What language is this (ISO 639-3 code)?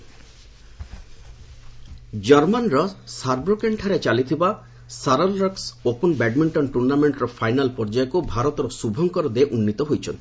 ori